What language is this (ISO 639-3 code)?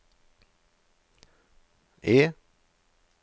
nor